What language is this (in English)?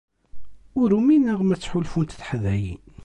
Kabyle